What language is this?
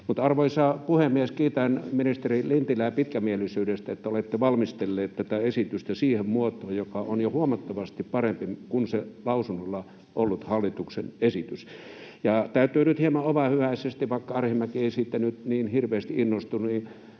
Finnish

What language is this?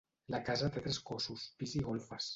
Catalan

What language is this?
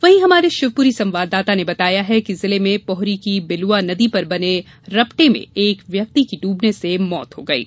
Hindi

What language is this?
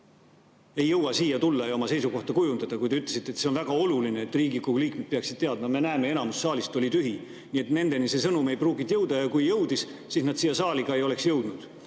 Estonian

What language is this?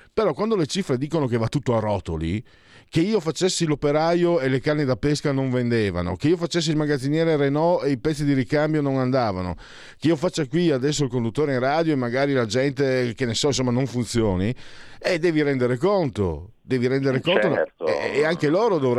Italian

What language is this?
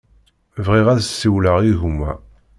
Kabyle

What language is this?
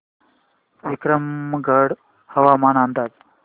Marathi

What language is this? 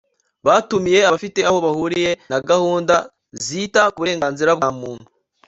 Kinyarwanda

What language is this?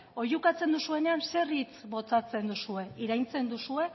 Basque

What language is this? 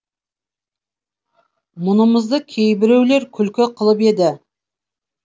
Kazakh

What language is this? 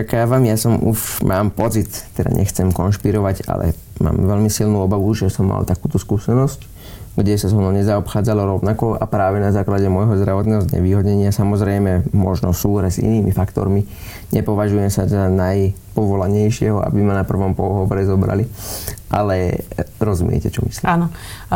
Slovak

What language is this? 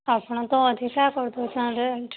Odia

